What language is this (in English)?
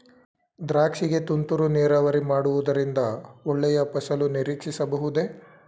Kannada